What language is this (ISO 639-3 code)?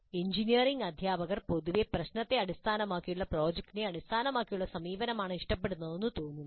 mal